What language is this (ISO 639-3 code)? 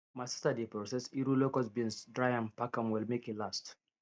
pcm